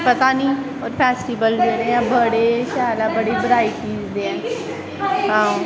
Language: Dogri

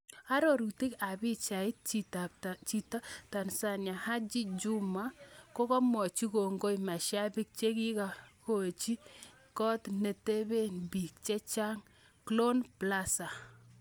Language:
Kalenjin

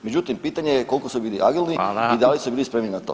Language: Croatian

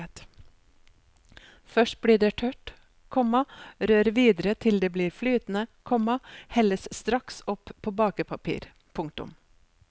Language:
Norwegian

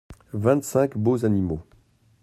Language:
French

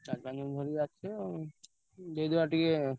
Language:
Odia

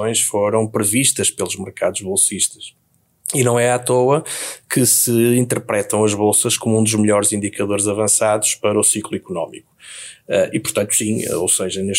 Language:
Portuguese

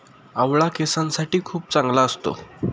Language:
Marathi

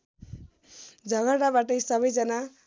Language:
Nepali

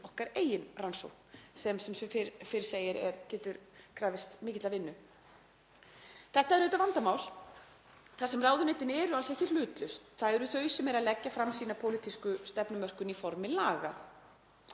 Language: Icelandic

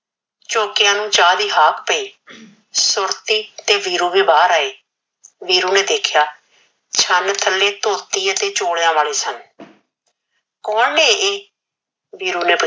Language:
Punjabi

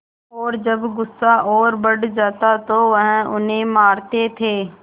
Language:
Hindi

